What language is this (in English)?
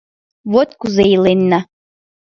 Mari